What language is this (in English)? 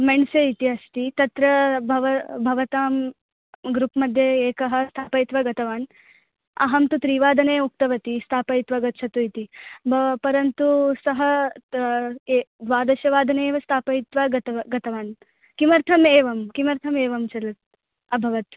Sanskrit